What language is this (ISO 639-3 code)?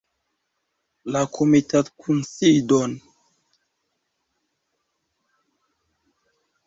epo